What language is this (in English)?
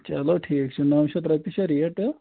Kashmiri